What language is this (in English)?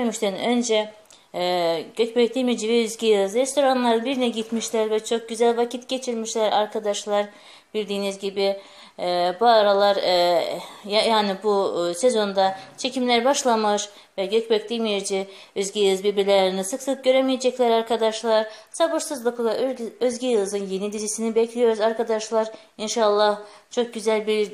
Turkish